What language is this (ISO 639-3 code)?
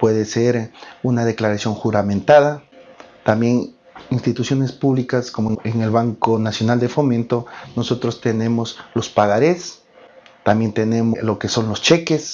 spa